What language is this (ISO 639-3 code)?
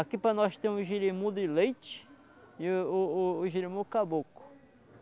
por